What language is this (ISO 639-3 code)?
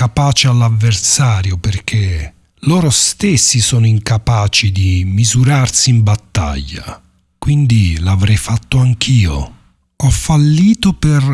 ita